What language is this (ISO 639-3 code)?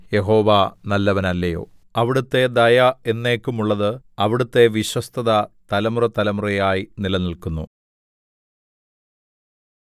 mal